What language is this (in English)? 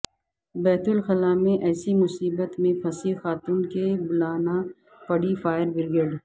Urdu